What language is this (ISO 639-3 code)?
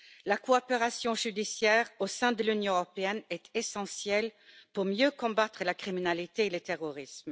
fra